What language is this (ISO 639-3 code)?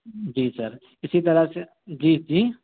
urd